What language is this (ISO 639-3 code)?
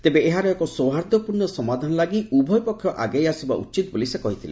ori